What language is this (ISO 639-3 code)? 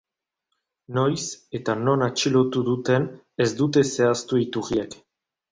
eus